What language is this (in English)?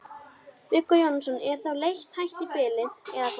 Icelandic